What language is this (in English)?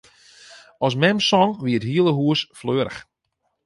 Western Frisian